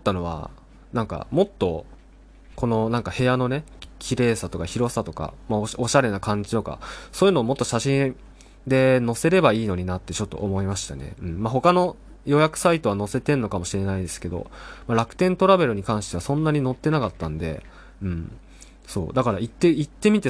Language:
Japanese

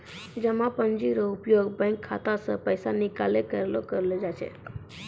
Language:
Maithili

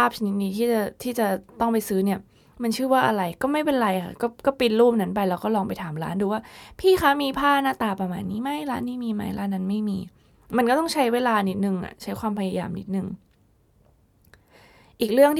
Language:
Thai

